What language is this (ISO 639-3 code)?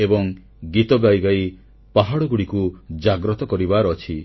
ori